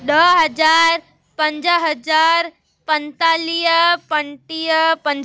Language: Sindhi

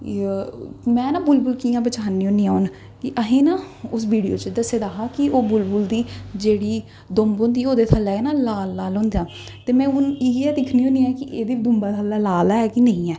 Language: Dogri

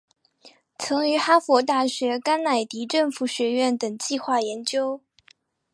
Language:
Chinese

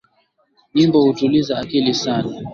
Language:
Swahili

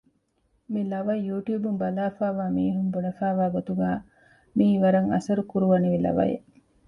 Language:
Divehi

